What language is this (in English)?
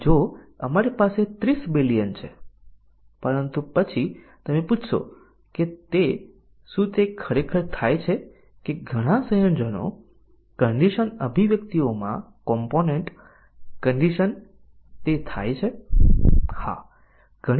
Gujarati